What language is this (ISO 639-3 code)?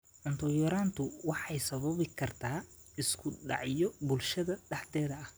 som